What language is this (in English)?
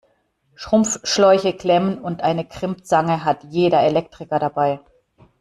German